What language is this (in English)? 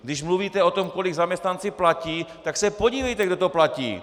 Czech